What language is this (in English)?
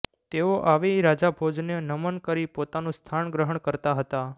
Gujarati